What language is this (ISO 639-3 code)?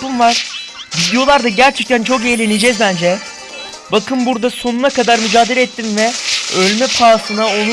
tur